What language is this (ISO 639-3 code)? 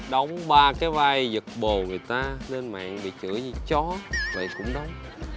vie